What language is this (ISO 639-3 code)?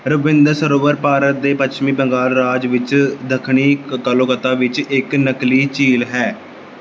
pan